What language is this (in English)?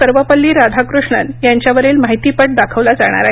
Marathi